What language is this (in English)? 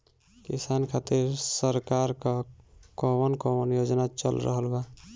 Bhojpuri